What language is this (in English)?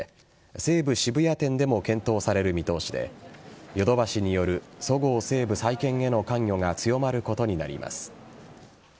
Japanese